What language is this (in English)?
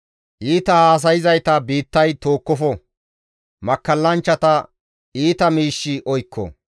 Gamo